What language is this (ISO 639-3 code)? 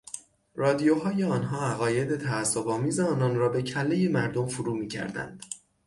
fas